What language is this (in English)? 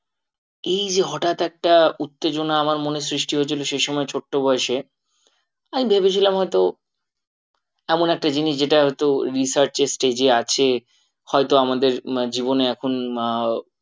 Bangla